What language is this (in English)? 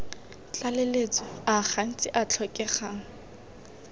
Tswana